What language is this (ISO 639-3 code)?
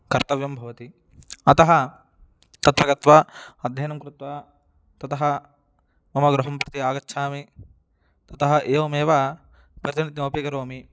san